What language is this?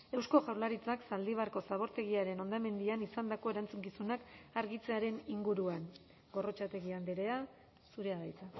Basque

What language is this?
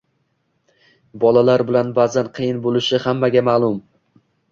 Uzbek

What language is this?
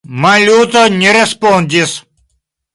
Esperanto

